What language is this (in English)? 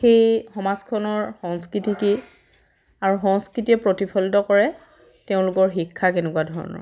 Assamese